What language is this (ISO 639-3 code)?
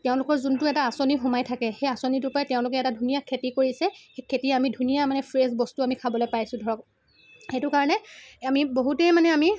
asm